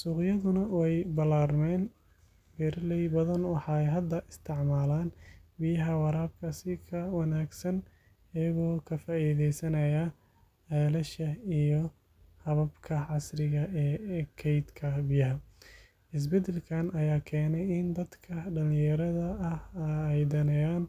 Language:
Somali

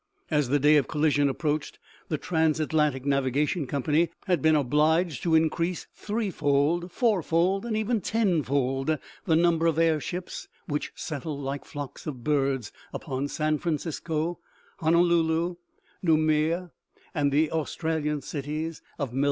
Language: English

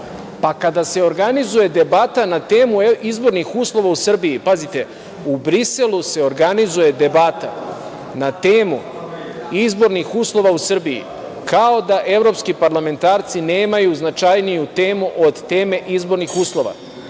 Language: Serbian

